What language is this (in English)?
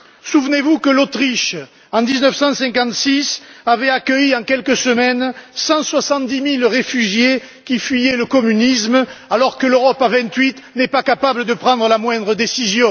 French